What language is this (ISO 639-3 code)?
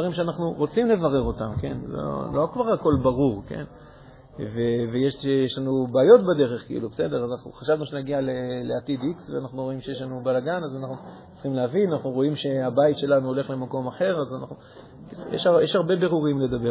heb